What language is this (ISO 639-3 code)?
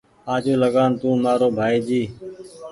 gig